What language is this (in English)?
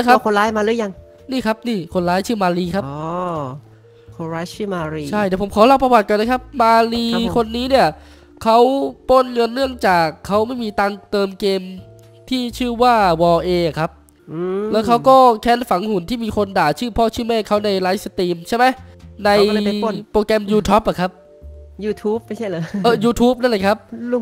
Thai